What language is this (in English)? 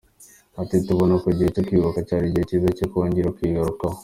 Kinyarwanda